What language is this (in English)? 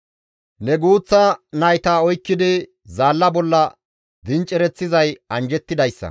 Gamo